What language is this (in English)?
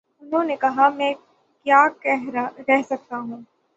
Urdu